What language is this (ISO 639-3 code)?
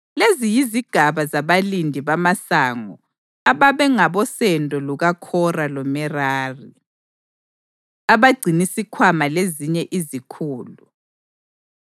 nde